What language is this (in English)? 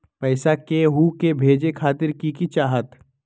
Magahi